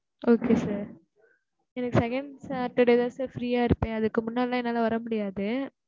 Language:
Tamil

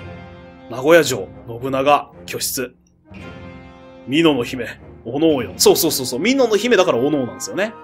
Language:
Japanese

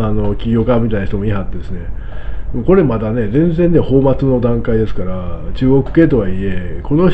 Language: Japanese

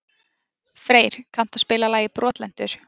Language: Icelandic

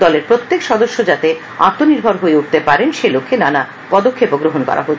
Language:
Bangla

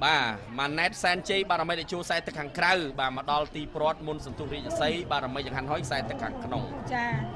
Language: Thai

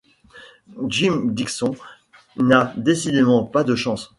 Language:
French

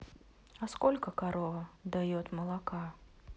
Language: Russian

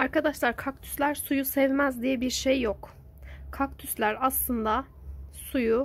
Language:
Turkish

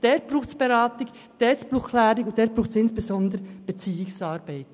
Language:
Swiss German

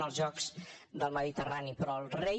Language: Catalan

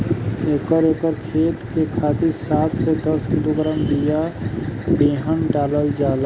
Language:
Bhojpuri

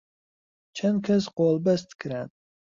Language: Central Kurdish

